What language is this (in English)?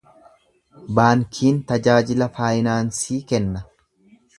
Oromo